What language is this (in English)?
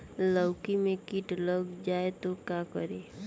Bhojpuri